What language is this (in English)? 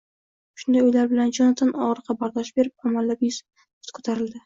Uzbek